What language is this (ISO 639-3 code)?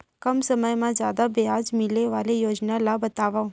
hne